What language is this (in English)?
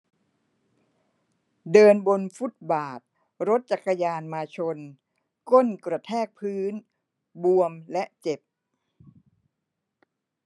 Thai